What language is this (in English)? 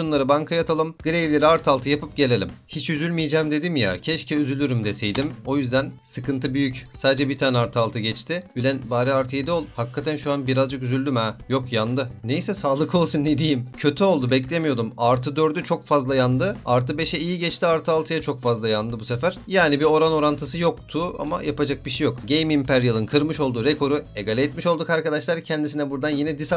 Turkish